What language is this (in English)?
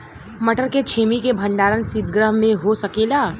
Bhojpuri